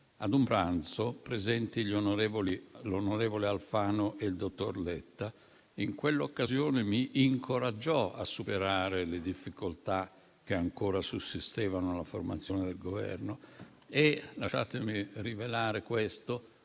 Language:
Italian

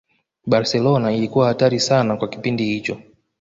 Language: Swahili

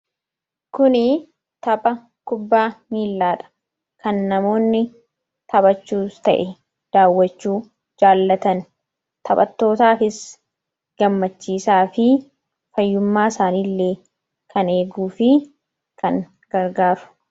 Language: Oromo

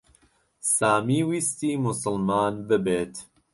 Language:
Central Kurdish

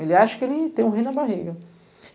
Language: Portuguese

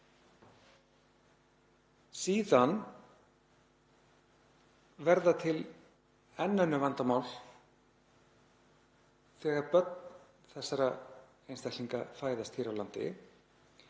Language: Icelandic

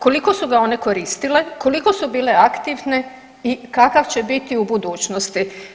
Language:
Croatian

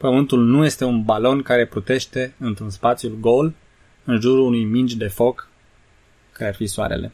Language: Romanian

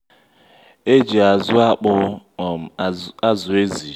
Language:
Igbo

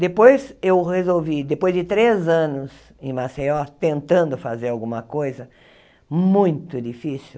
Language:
Portuguese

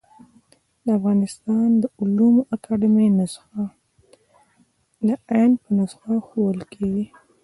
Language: Pashto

